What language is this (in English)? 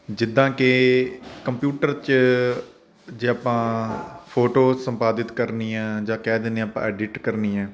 Punjabi